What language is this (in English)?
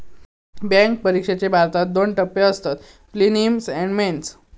Marathi